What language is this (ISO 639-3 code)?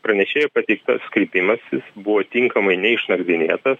lit